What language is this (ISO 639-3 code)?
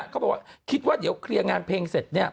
tha